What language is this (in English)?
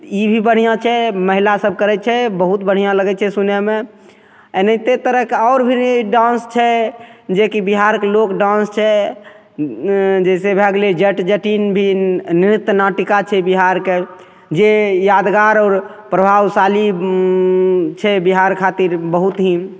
Maithili